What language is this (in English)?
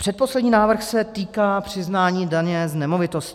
Czech